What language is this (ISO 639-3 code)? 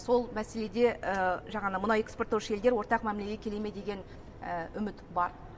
kaz